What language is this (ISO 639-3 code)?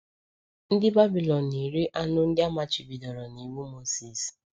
ibo